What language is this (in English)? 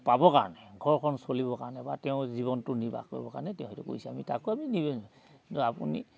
Assamese